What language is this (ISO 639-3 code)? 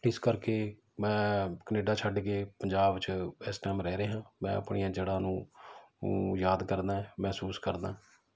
pan